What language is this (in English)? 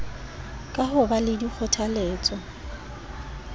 Southern Sotho